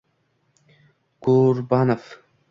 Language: Uzbek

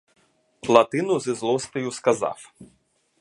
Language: Ukrainian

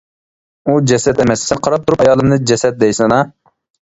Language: Uyghur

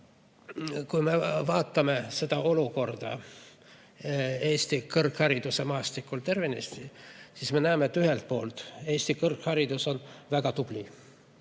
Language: Estonian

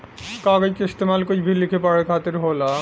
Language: Bhojpuri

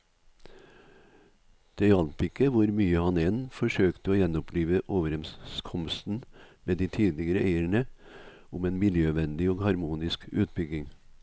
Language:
Norwegian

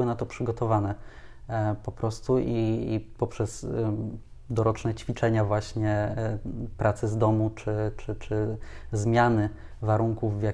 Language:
Polish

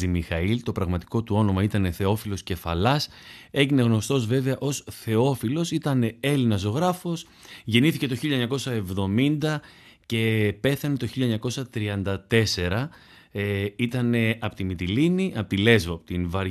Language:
Greek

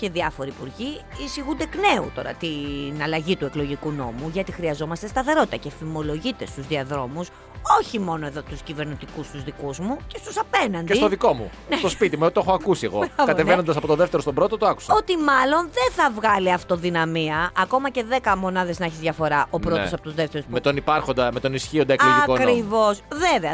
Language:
Greek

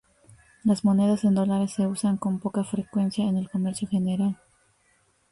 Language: Spanish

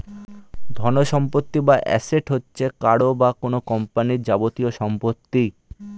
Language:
Bangla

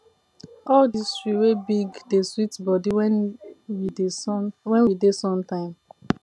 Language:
Nigerian Pidgin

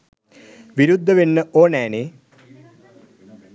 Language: Sinhala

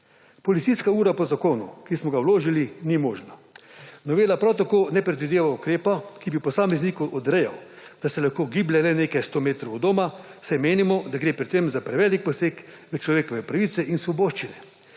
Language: Slovenian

